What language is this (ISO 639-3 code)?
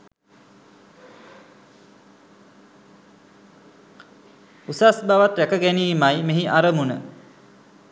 sin